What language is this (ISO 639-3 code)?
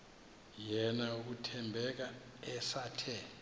xho